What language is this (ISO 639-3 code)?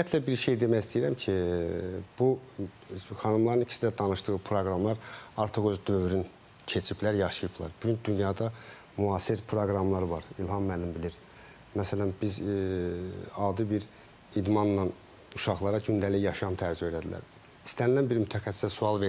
tur